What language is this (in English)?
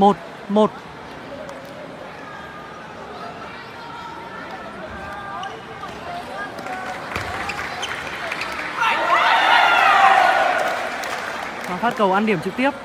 Vietnamese